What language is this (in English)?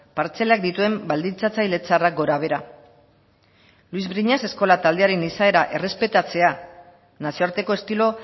Basque